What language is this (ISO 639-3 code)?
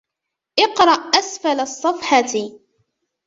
ara